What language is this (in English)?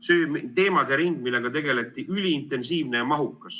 Estonian